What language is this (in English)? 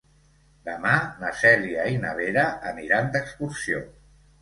Catalan